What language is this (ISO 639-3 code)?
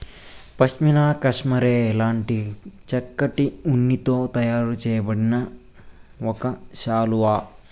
tel